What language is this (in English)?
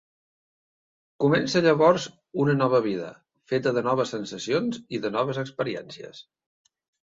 Catalan